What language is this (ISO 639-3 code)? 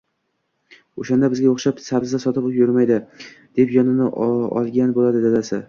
uzb